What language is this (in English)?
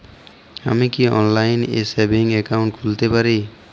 Bangla